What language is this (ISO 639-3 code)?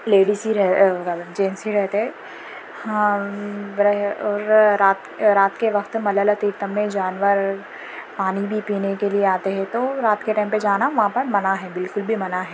urd